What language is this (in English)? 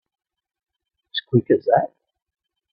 English